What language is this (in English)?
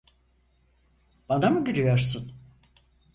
Turkish